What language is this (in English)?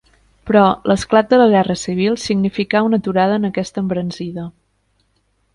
Catalan